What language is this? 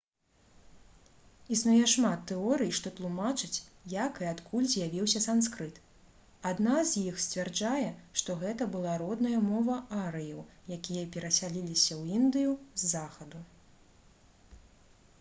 Belarusian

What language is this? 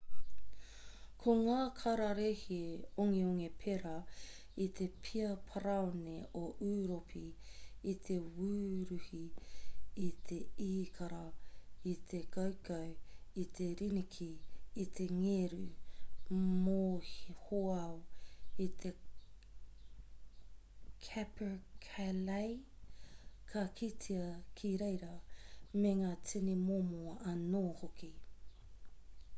Māori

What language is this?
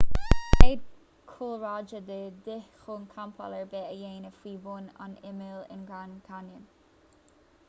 Irish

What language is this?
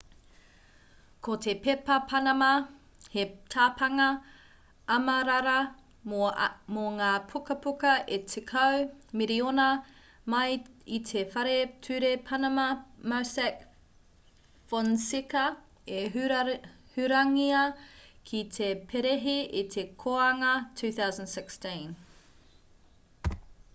Māori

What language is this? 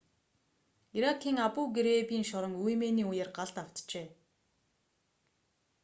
Mongolian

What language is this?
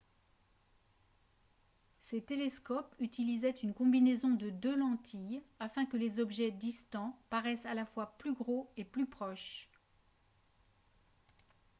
French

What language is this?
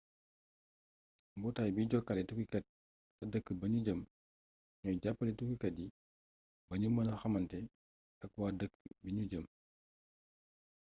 Wolof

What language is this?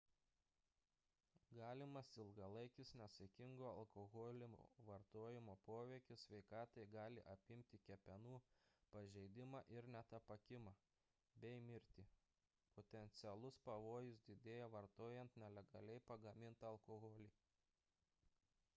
Lithuanian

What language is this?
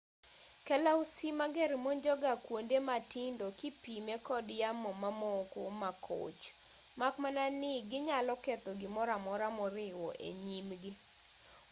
Luo (Kenya and Tanzania)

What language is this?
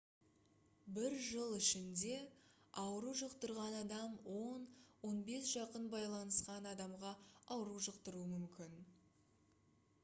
Kazakh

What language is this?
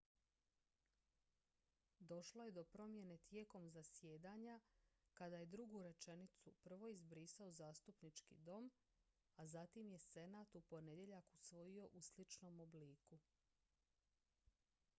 Croatian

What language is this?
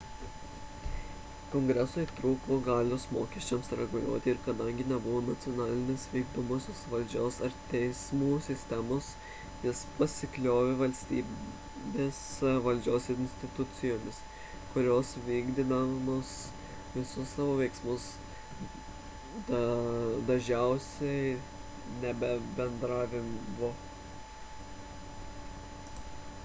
Lithuanian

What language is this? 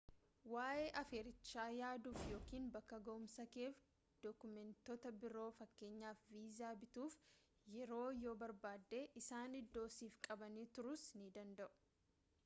Oromo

